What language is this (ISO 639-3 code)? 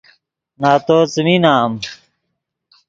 ydg